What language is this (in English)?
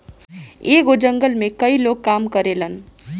Bhojpuri